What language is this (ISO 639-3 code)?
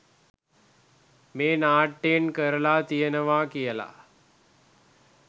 sin